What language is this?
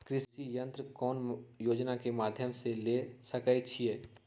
Magahi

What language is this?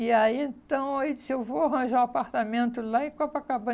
Portuguese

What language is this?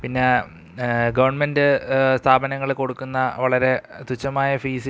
Malayalam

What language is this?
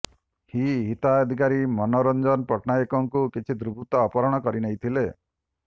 Odia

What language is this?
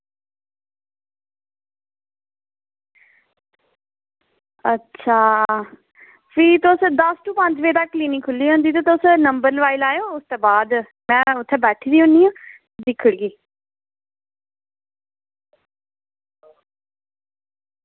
Dogri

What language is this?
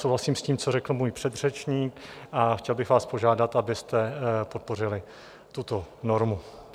Czech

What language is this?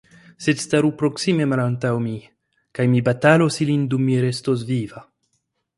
Esperanto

